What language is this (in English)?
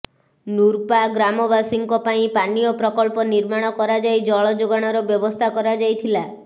Odia